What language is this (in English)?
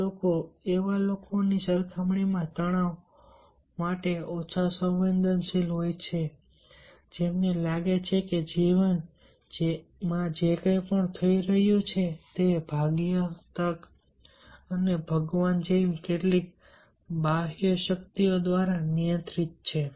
Gujarati